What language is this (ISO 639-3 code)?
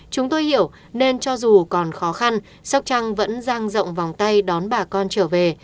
vie